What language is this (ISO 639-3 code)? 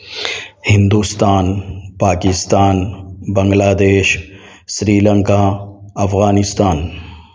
urd